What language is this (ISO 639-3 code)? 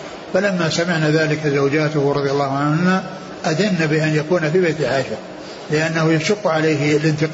ara